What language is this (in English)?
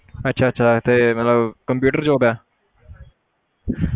Punjabi